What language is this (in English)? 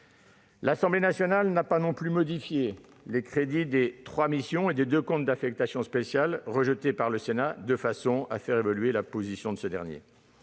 French